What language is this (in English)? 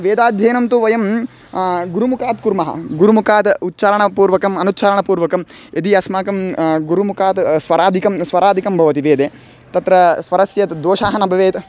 Sanskrit